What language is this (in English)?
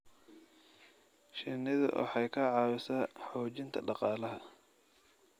Somali